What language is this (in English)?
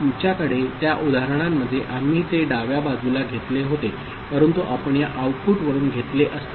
Marathi